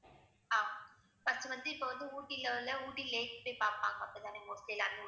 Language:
Tamil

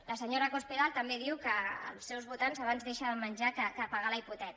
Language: Catalan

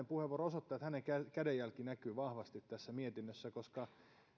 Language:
Finnish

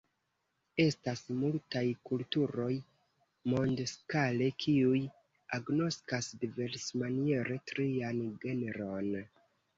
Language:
Esperanto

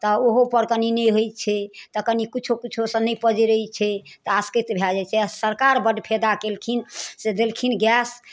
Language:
Maithili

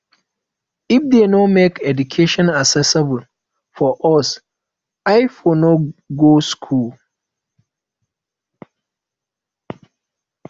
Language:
Nigerian Pidgin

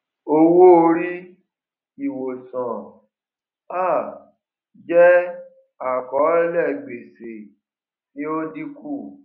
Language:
Yoruba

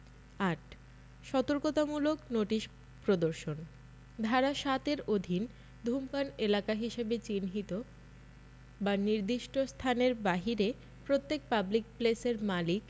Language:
Bangla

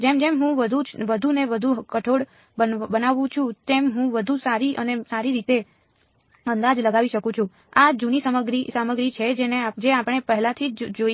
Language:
Gujarati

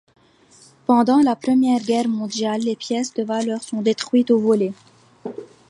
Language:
French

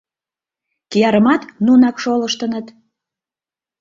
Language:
Mari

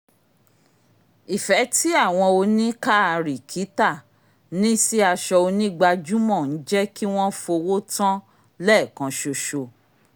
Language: Yoruba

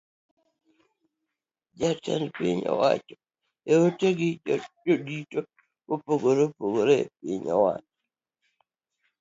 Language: Luo (Kenya and Tanzania)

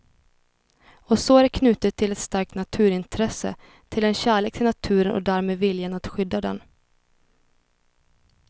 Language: Swedish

